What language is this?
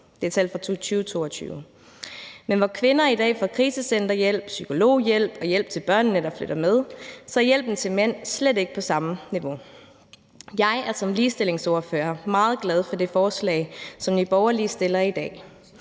Danish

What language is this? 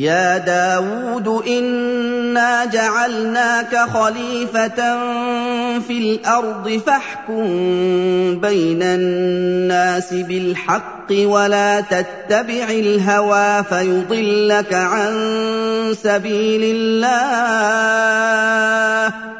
Arabic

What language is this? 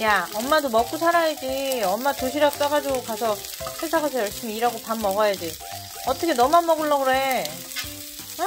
Korean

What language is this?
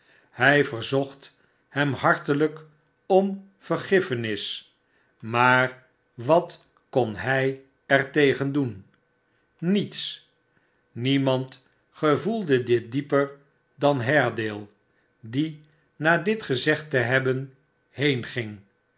Dutch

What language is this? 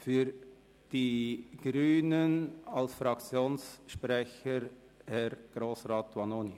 Swiss German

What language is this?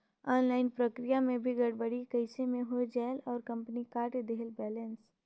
Chhattisgarhi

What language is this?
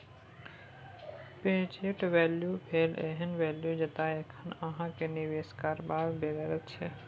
Maithili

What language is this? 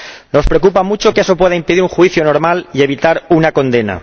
Spanish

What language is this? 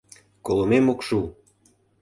Mari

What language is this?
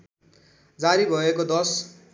Nepali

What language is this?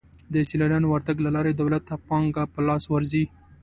Pashto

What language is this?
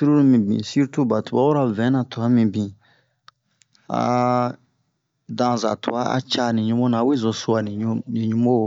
Bomu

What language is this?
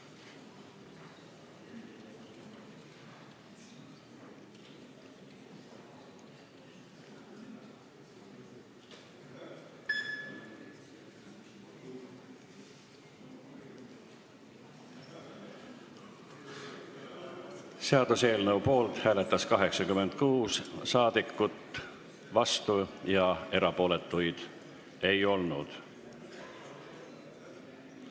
Estonian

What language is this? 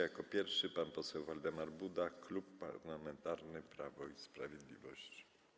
Polish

